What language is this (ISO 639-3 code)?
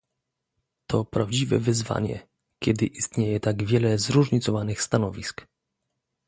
pol